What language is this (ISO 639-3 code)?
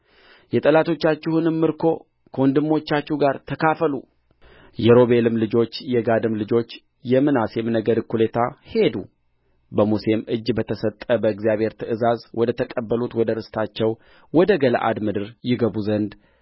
amh